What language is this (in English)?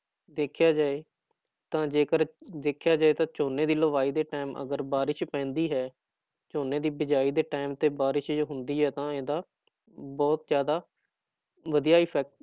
Punjabi